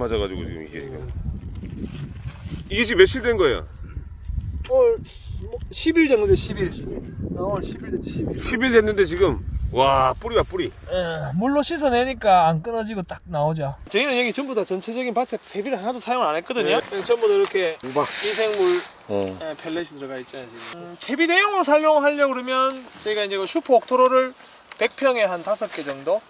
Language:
Korean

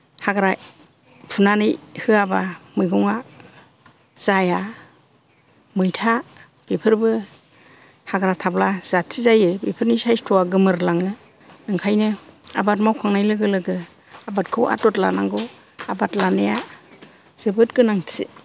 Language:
Bodo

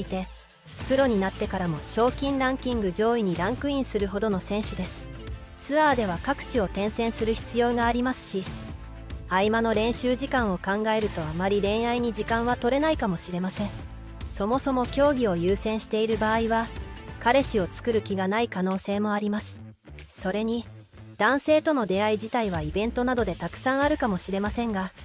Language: Japanese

